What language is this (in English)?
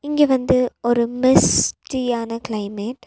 Tamil